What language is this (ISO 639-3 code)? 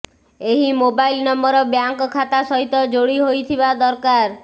ori